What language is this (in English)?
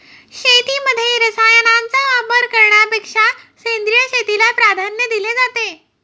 Marathi